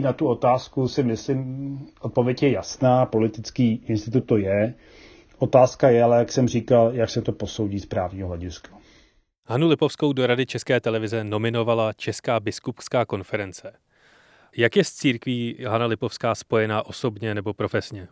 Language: Czech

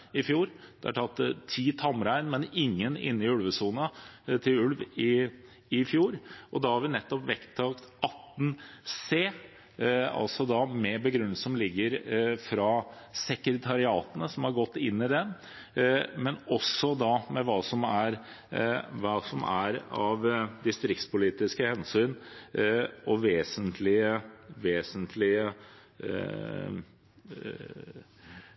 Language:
Norwegian Bokmål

